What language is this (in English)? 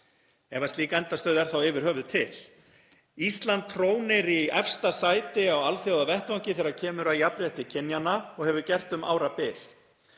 Icelandic